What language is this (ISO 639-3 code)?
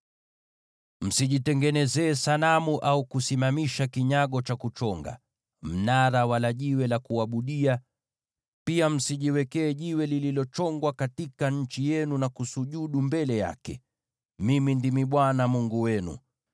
swa